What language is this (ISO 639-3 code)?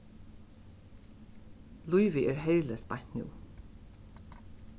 fao